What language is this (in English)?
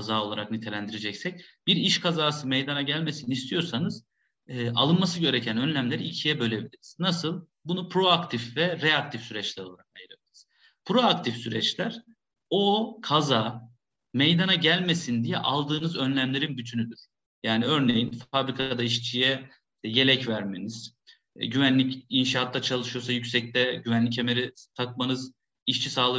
Turkish